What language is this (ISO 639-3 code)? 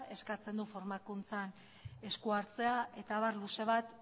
eus